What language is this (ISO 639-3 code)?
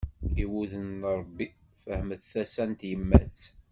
kab